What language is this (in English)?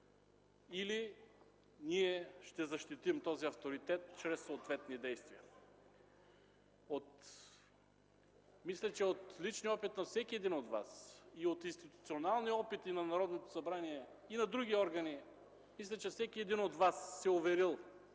Bulgarian